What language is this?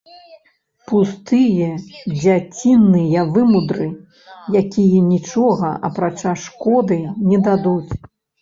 Belarusian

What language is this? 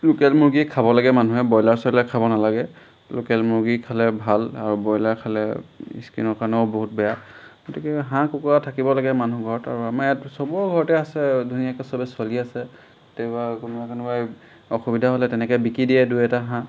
Assamese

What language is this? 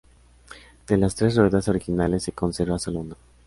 Spanish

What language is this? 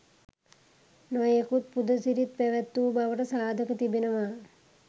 Sinhala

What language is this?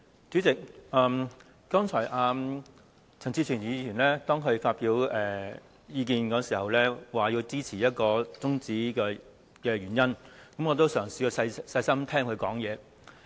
Cantonese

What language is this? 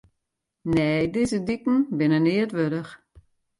Western Frisian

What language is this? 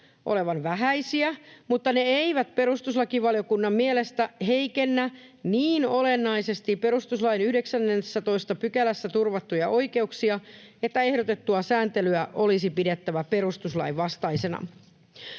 Finnish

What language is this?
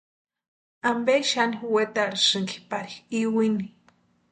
Western Highland Purepecha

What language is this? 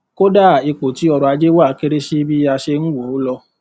Yoruba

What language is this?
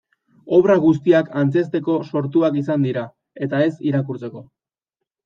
Basque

